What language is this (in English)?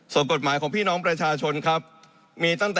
Thai